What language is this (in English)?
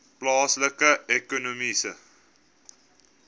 Afrikaans